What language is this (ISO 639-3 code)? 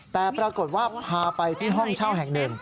tha